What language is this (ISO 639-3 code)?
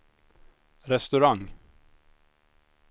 swe